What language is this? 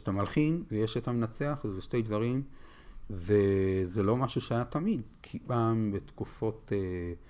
Hebrew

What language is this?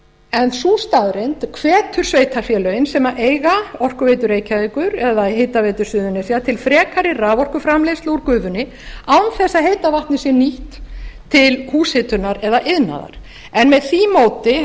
Icelandic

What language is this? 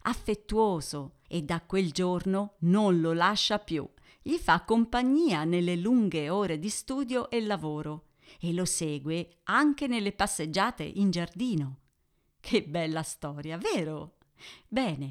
Italian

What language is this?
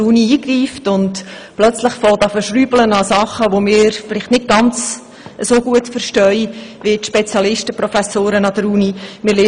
Swiss German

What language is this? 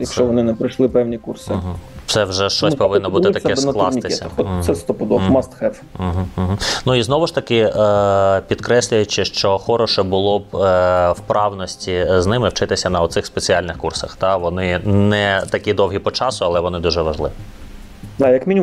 Ukrainian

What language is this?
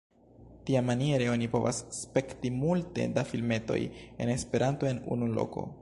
Esperanto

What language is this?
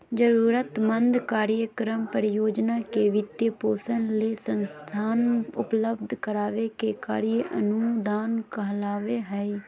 Magahi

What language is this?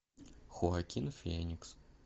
Russian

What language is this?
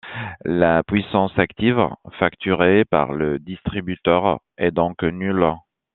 French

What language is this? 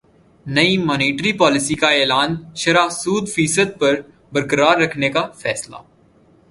Urdu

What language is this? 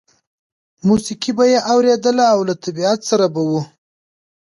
Pashto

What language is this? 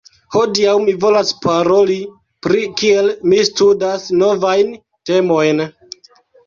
Esperanto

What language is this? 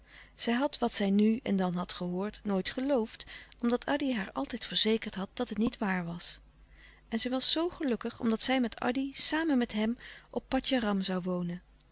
Dutch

